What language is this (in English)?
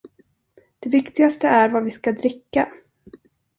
Swedish